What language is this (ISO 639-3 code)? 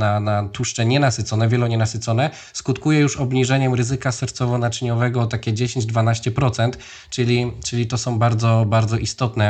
pol